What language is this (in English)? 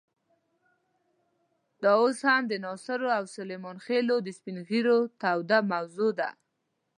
Pashto